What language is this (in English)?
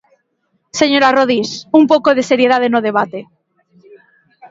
Galician